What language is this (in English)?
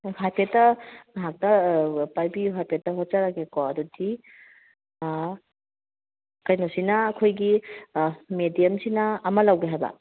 Manipuri